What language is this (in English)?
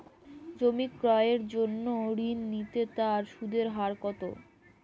Bangla